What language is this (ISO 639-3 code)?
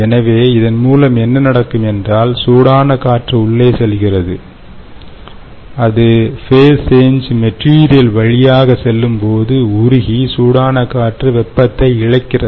tam